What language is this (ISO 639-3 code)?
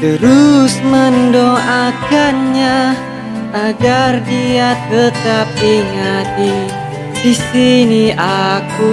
ind